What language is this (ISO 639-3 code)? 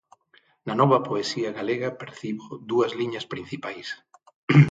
glg